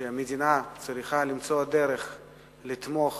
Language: Hebrew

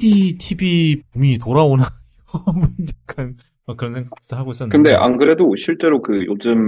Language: Korean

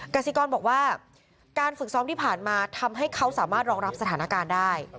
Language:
Thai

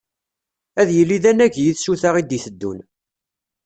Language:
Kabyle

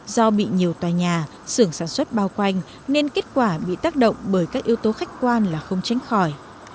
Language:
Vietnamese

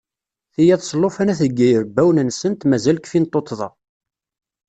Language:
Kabyle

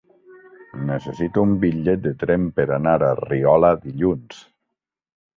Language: Catalan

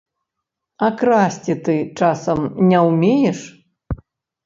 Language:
Belarusian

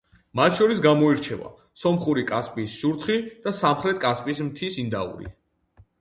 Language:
Georgian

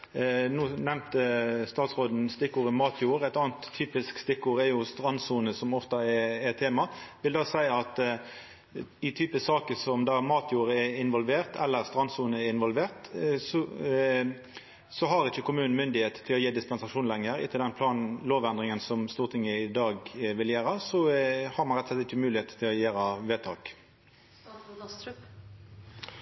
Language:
Norwegian Nynorsk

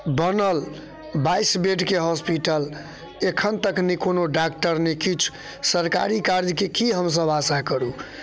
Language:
Maithili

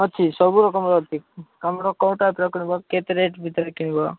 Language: Odia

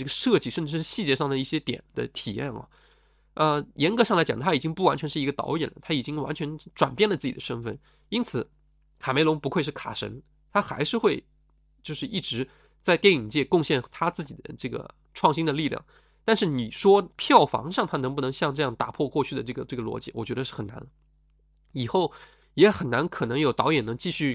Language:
Chinese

